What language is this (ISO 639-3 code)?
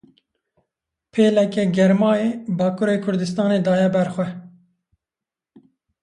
kur